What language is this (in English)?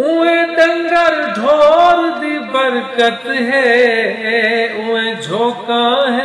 Arabic